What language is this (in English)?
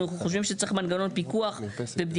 Hebrew